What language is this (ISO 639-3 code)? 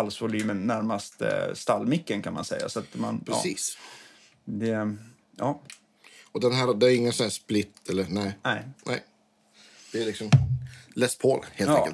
swe